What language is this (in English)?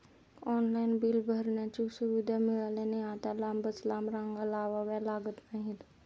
Marathi